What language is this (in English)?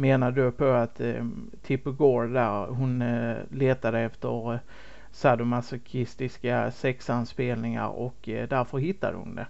Swedish